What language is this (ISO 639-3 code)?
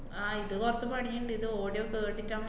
mal